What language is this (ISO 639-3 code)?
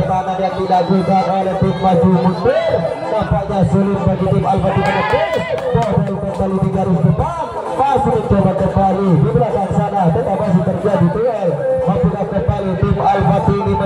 ind